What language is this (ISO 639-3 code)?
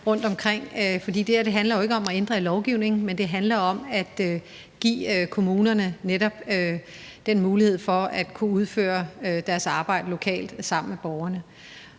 dan